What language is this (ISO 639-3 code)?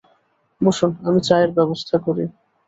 ben